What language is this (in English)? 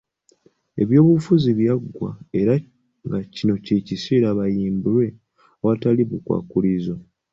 Ganda